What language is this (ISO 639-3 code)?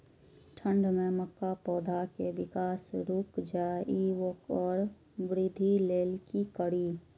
mai